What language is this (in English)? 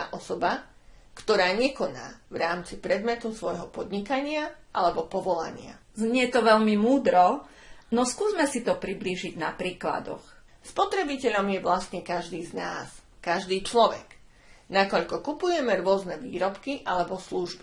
Slovak